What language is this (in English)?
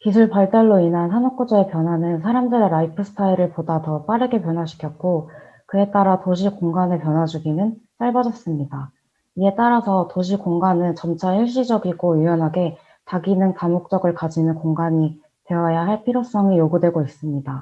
Korean